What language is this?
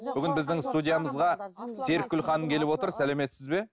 Kazakh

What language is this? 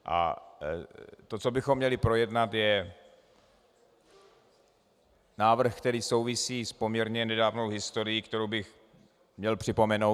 Czech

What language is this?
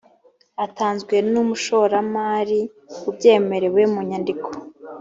Kinyarwanda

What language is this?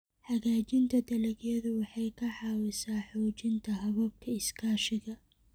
Somali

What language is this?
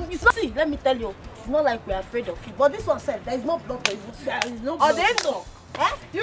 English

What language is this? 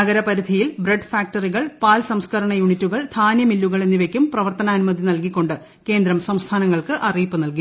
Malayalam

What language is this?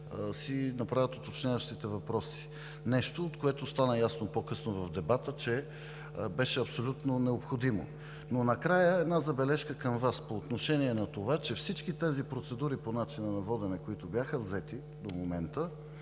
Bulgarian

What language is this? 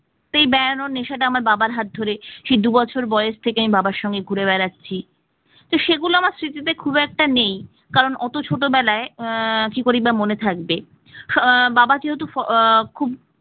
Bangla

